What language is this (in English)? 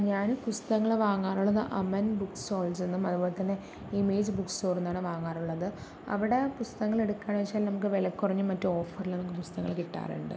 Malayalam